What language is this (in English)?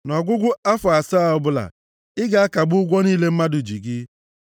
Igbo